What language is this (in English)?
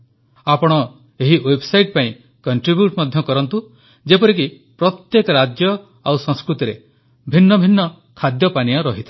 Odia